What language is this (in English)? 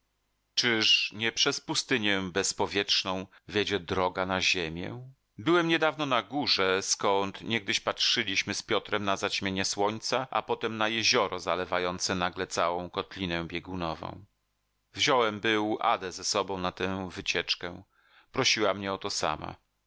Polish